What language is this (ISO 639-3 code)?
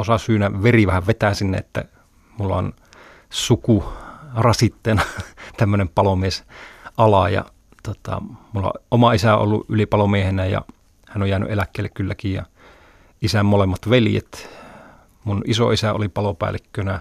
fin